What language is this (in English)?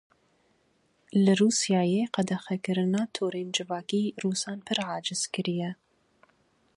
Kurdish